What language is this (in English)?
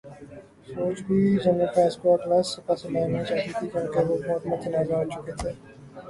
Urdu